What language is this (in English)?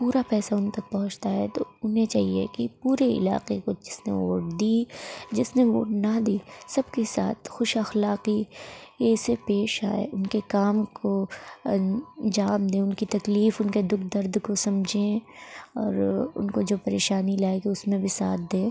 Urdu